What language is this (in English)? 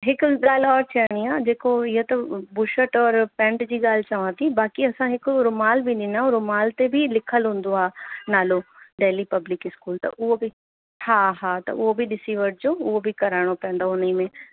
Sindhi